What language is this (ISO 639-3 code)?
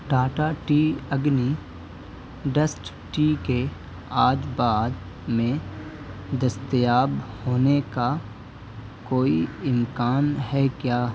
urd